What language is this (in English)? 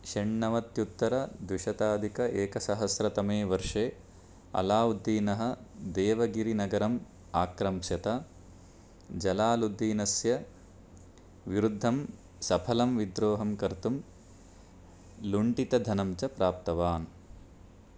Sanskrit